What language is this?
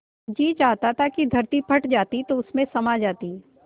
Hindi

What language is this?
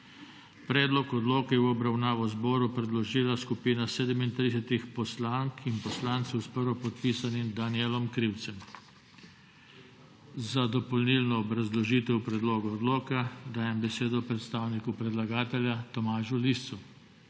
Slovenian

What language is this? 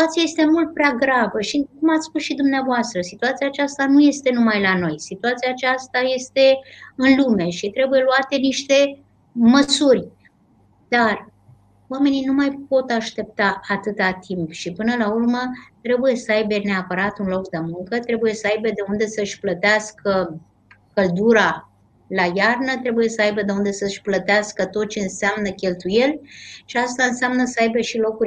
Romanian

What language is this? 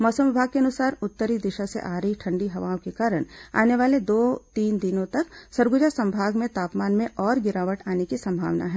Hindi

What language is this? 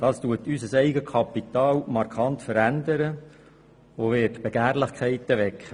Swiss German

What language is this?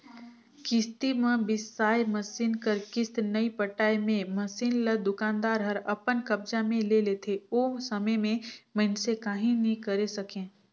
Chhattisgarhi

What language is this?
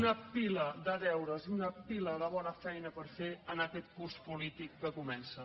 Catalan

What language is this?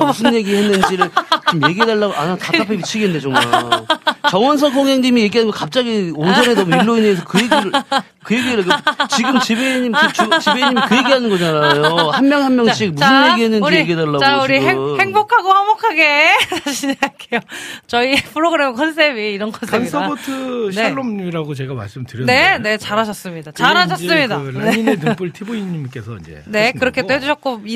Korean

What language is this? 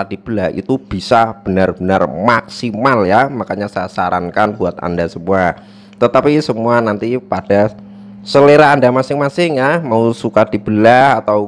Indonesian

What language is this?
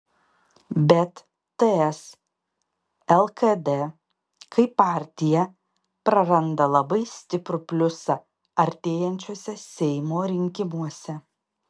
Lithuanian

